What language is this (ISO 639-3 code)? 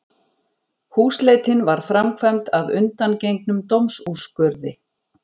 isl